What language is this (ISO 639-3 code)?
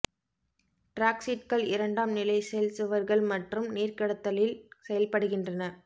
tam